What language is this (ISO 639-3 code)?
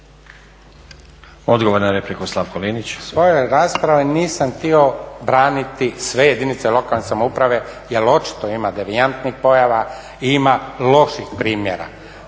hrv